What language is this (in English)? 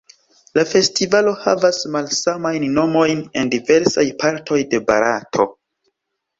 Esperanto